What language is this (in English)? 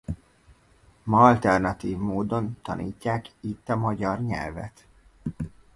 Hungarian